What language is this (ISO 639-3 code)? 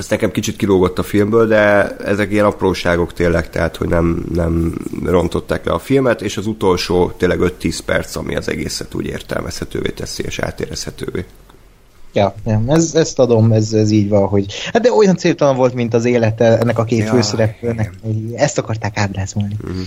hun